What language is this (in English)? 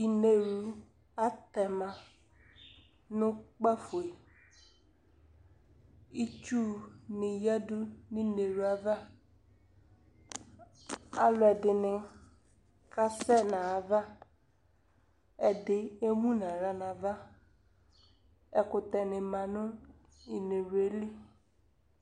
Ikposo